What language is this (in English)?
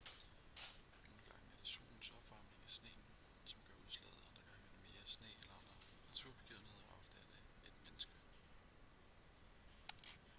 Danish